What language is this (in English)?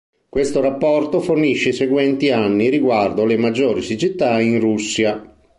Italian